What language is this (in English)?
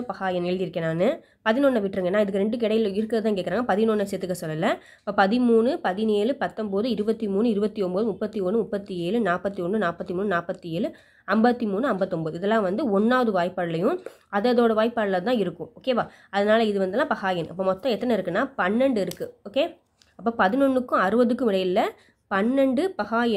Italian